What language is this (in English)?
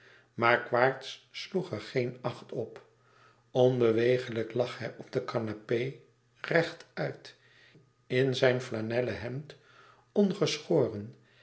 Dutch